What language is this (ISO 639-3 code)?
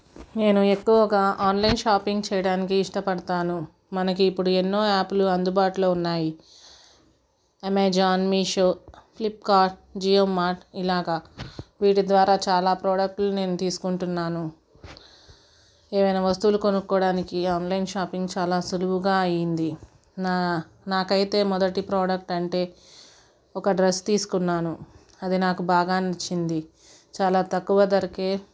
tel